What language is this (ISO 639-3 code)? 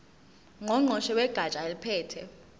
zul